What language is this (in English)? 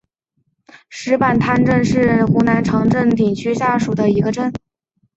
Chinese